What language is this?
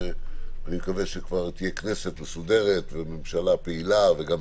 Hebrew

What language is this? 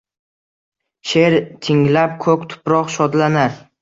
Uzbek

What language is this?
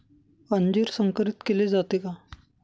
Marathi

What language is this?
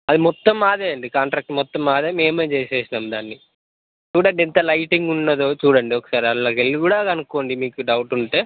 Telugu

